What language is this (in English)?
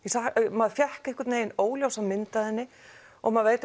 Icelandic